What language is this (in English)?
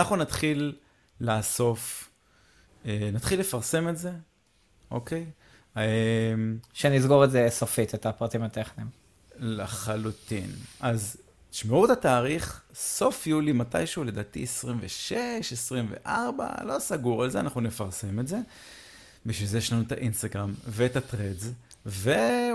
Hebrew